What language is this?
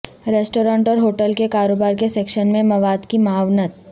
Urdu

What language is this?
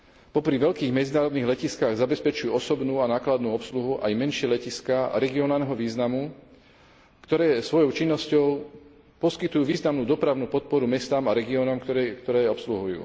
Slovak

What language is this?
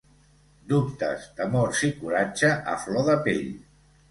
Catalan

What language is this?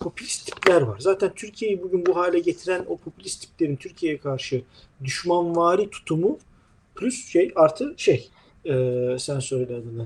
Turkish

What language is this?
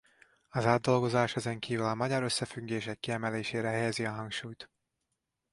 Hungarian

